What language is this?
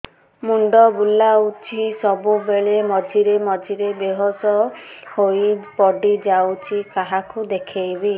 Odia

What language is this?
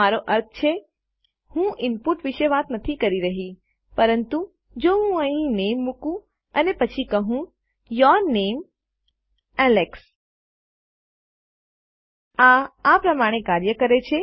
Gujarati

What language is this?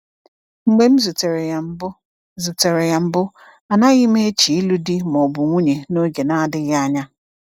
Igbo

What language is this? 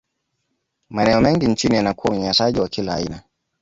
Swahili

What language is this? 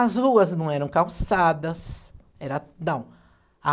Portuguese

